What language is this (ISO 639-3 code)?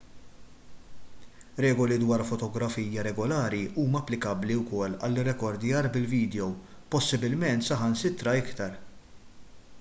mlt